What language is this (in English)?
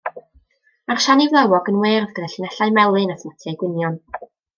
Welsh